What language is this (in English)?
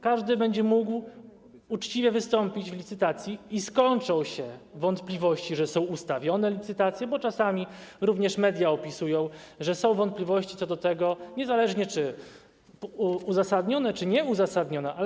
Polish